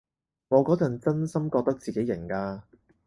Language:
Cantonese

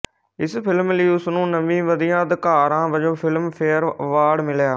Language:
Punjabi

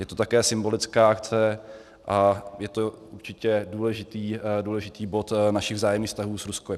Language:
Czech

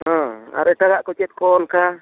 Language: Santali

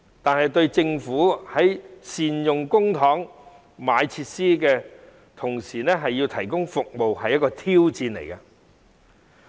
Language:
Cantonese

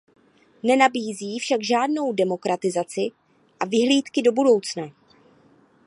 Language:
Czech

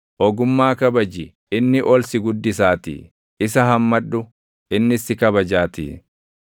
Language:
Oromo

